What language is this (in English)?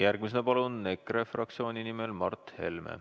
Estonian